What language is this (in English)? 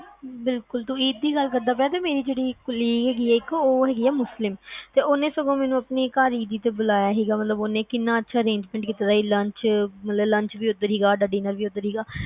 Punjabi